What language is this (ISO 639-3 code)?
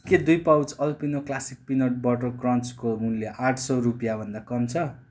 nep